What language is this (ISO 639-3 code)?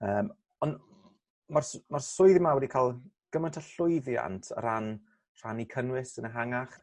cym